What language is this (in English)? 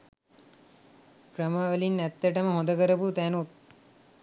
Sinhala